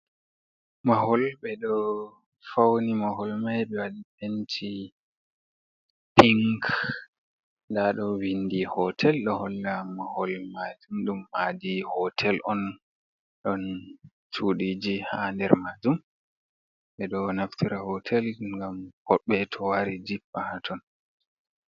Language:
Fula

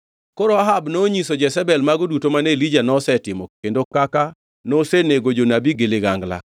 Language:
Luo (Kenya and Tanzania)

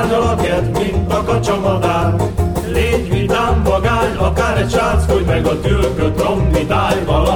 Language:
Hungarian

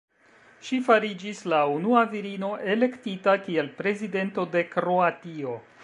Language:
Esperanto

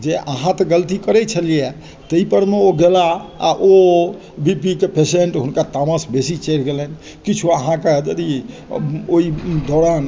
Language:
Maithili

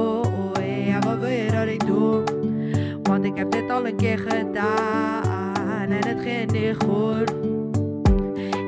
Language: Dutch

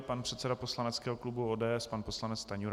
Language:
Czech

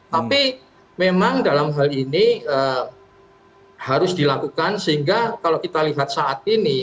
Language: Indonesian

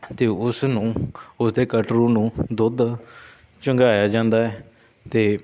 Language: Punjabi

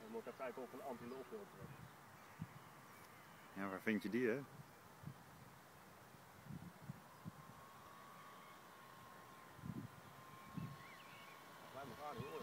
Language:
Dutch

